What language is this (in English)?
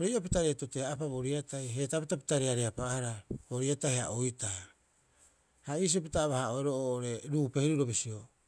Rapoisi